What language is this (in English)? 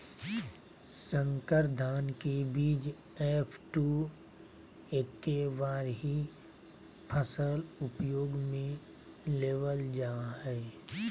Magahi